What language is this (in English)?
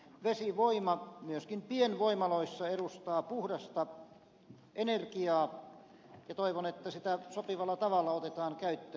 Finnish